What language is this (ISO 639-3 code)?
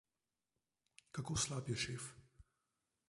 slv